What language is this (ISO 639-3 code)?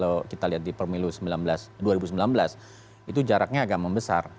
ind